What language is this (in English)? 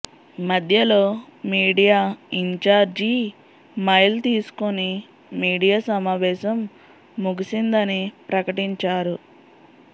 Telugu